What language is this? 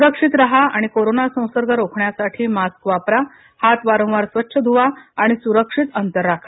Marathi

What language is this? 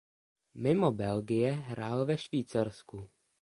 Czech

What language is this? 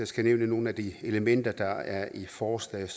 Danish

